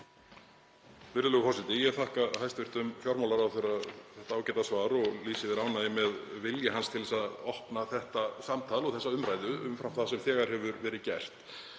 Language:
Icelandic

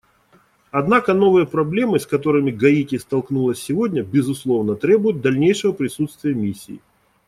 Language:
Russian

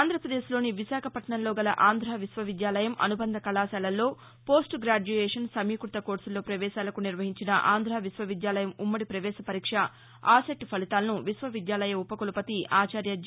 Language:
Telugu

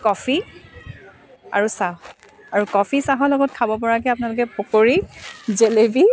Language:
Assamese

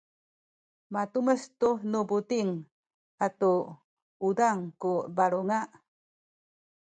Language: Sakizaya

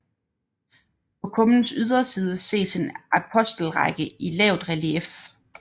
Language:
Danish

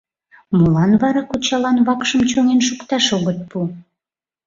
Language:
Mari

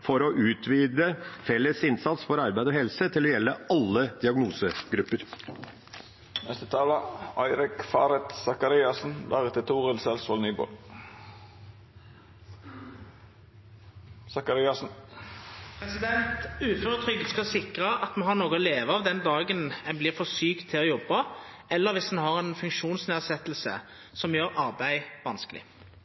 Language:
Norwegian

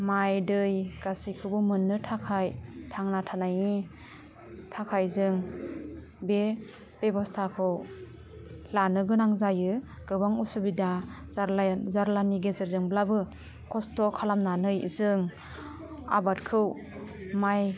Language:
Bodo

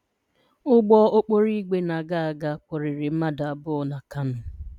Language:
Igbo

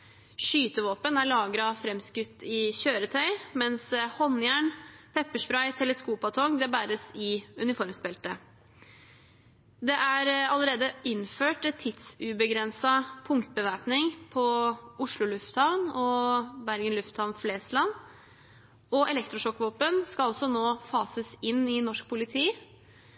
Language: Norwegian Bokmål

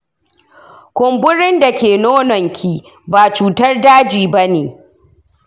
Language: Hausa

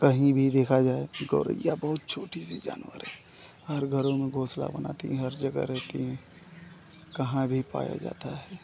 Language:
Hindi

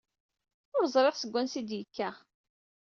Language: Kabyle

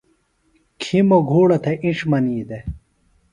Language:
Phalura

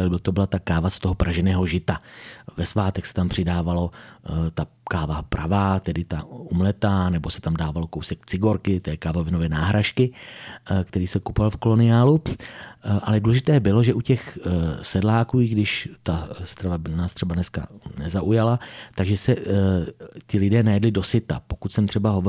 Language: Czech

